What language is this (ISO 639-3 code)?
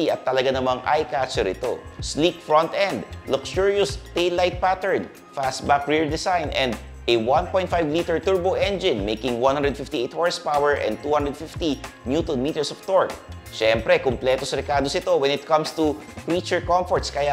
fil